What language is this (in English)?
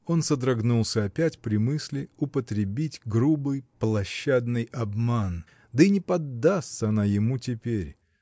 Russian